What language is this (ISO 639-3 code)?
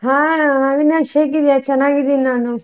kan